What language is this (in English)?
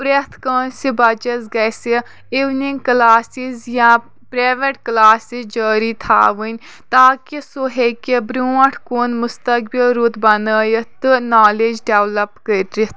Kashmiri